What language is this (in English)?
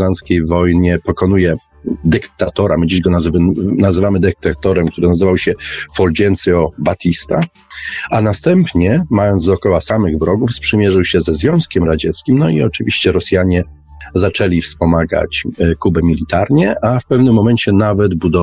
Polish